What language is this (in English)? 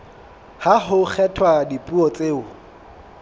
Southern Sotho